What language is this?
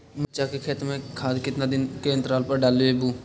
Magahi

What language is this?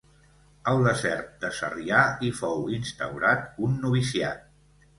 Catalan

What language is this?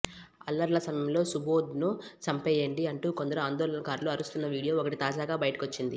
Telugu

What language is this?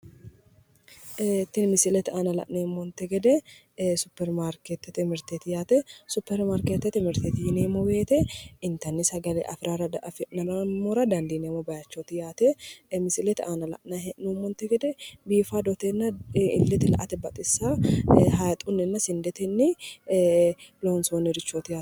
Sidamo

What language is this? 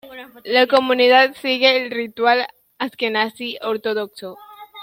Spanish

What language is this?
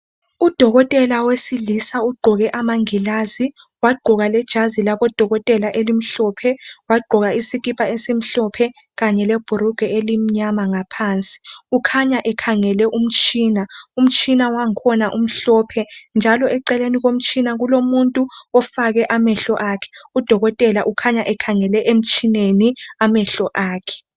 North Ndebele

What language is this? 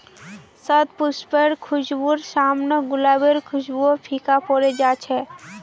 Magahi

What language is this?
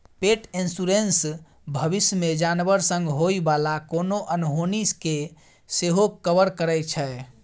Maithili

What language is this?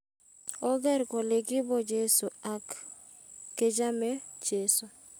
Kalenjin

